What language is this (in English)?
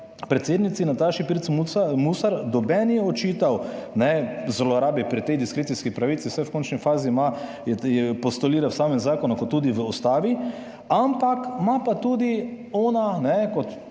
Slovenian